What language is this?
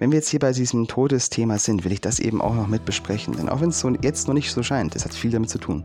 German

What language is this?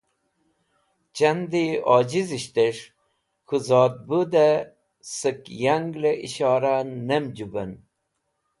Wakhi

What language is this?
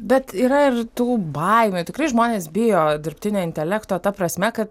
Lithuanian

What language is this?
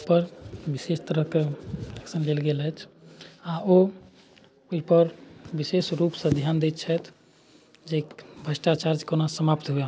Maithili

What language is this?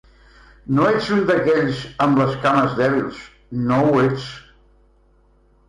Catalan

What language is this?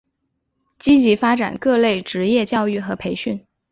Chinese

